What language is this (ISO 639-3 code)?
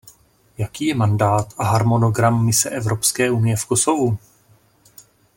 ces